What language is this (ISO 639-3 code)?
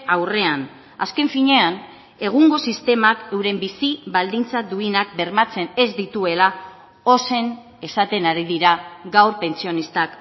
eus